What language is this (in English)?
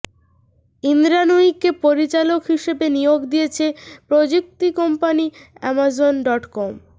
Bangla